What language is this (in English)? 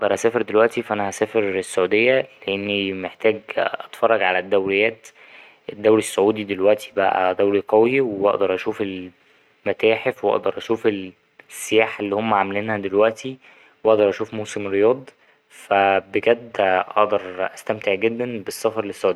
Egyptian Arabic